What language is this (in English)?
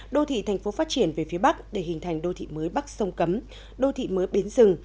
Vietnamese